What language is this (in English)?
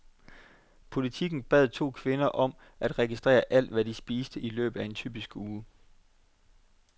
Danish